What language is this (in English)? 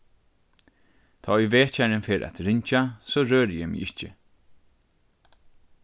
Faroese